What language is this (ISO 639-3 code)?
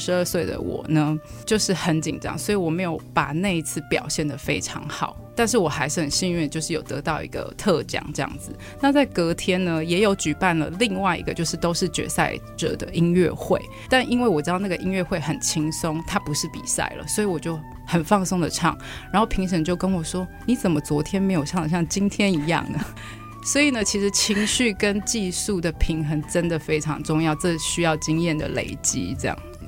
zho